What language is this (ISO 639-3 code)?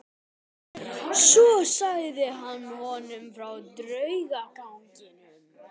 isl